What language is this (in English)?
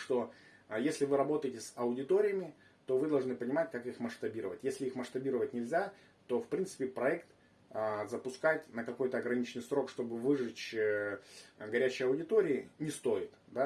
Russian